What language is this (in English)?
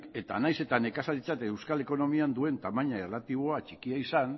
Basque